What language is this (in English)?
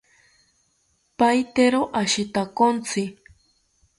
South Ucayali Ashéninka